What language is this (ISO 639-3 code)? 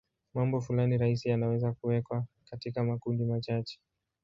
swa